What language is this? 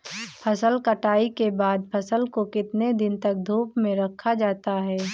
Hindi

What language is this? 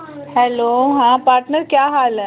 Dogri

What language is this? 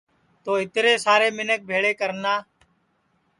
Sansi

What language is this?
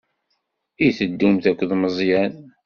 Kabyle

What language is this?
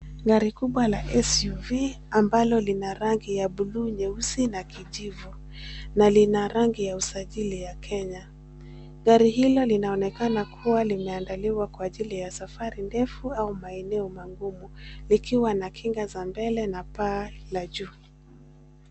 Swahili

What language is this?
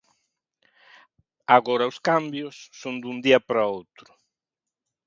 Galician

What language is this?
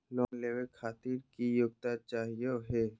Magahi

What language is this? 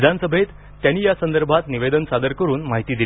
Marathi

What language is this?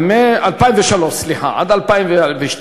Hebrew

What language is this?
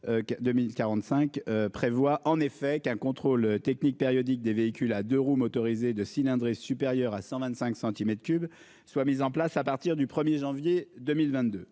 French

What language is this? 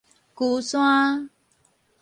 Min Nan Chinese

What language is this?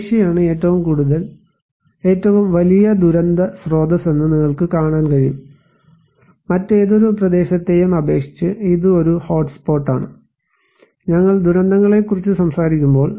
Malayalam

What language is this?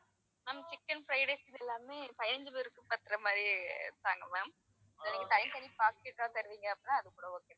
Tamil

